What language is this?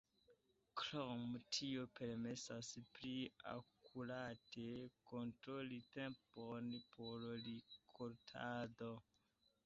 Esperanto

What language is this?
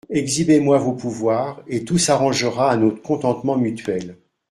French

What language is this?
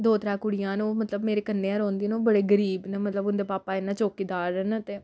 Dogri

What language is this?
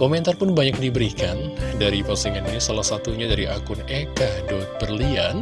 Indonesian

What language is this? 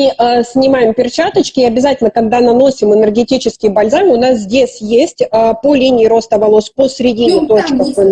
Russian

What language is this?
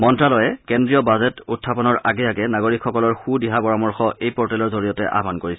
Assamese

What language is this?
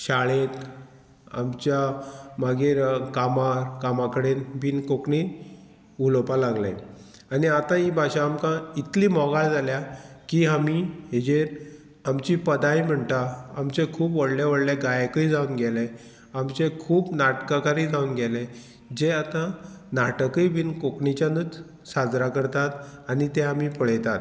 Konkani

